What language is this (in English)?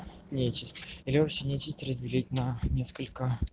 Russian